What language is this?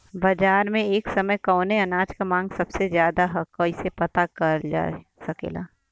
Bhojpuri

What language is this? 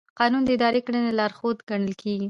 Pashto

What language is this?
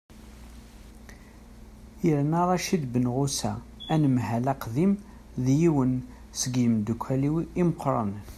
Kabyle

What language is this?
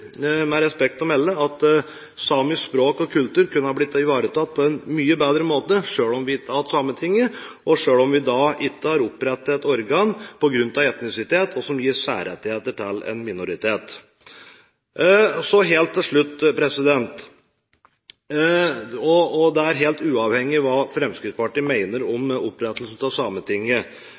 Norwegian Bokmål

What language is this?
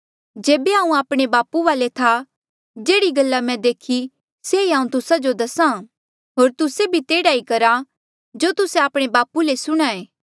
Mandeali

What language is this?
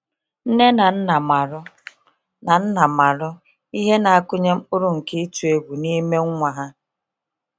Igbo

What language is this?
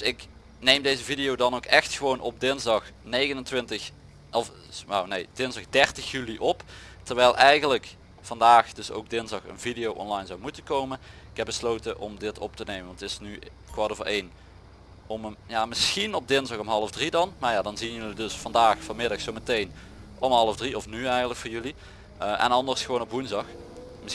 Dutch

